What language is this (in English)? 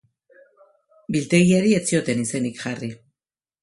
Basque